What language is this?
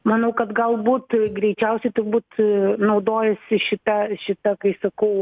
Lithuanian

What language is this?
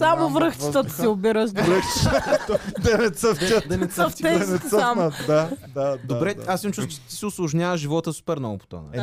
Bulgarian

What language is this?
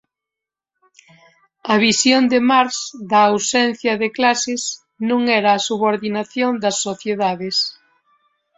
Galician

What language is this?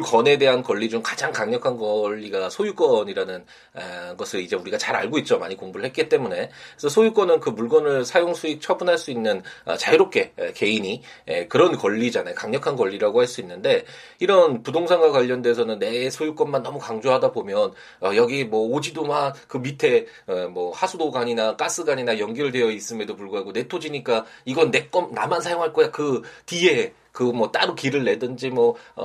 Korean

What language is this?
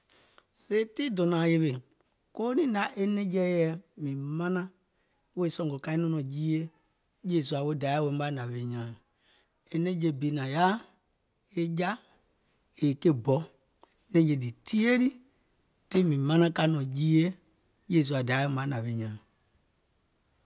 Gola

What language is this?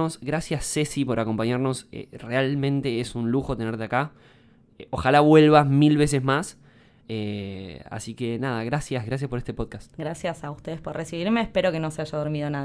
Spanish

